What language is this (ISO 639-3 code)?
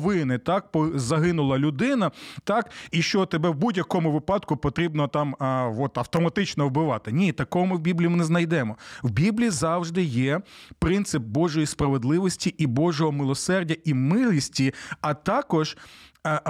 ukr